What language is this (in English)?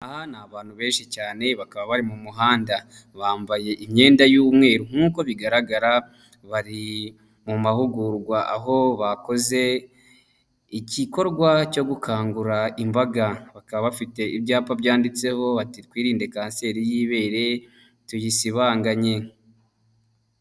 Kinyarwanda